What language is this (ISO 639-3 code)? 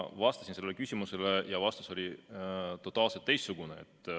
est